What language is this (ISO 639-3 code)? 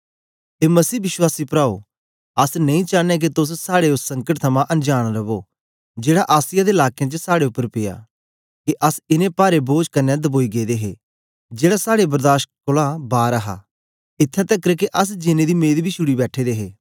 doi